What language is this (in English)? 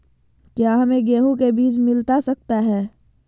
Magahi